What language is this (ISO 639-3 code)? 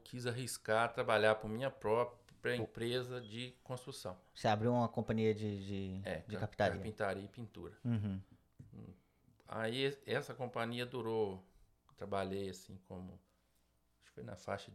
por